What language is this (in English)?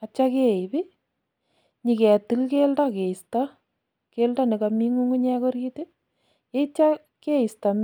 Kalenjin